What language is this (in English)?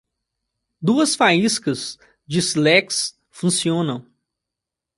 Portuguese